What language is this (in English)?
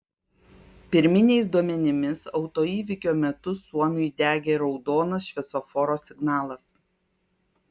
Lithuanian